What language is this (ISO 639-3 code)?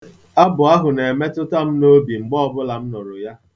ibo